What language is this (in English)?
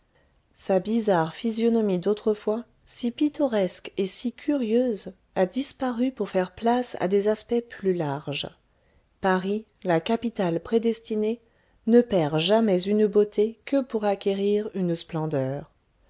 French